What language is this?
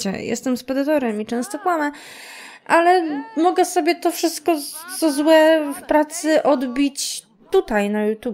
Polish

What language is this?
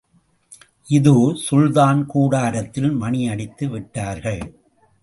Tamil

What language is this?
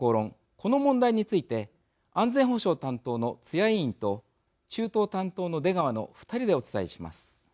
Japanese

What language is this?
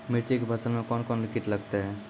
Maithili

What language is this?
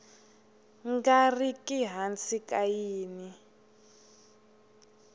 Tsonga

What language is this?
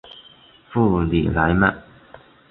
Chinese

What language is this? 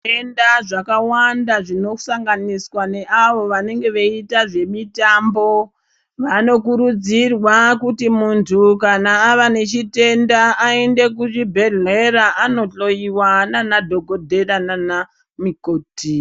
Ndau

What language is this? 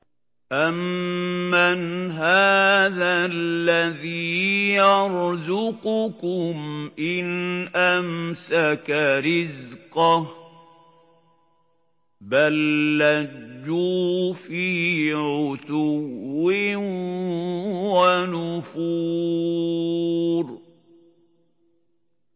Arabic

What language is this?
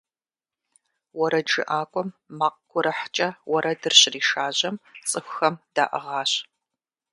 Kabardian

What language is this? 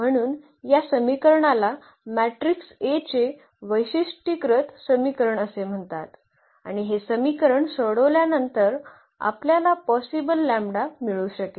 Marathi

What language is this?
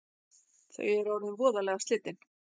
Icelandic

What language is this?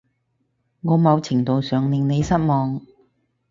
Cantonese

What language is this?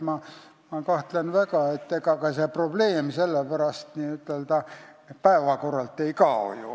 Estonian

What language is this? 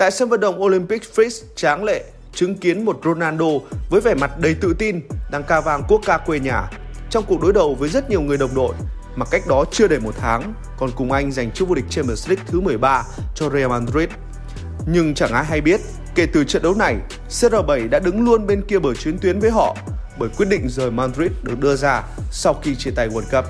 Vietnamese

